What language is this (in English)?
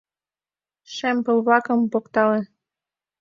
Mari